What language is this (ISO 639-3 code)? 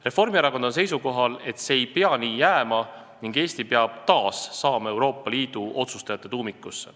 est